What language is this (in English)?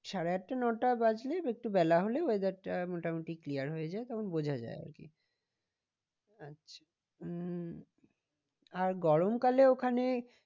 Bangla